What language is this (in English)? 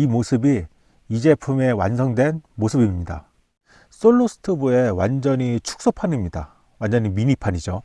Korean